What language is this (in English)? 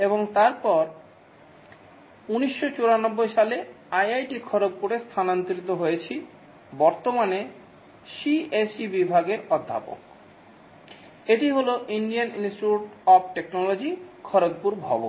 Bangla